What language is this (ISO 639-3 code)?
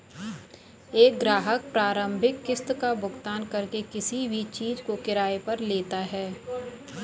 hin